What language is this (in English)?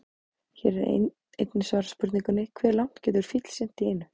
Icelandic